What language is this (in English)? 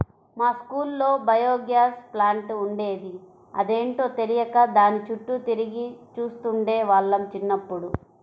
Telugu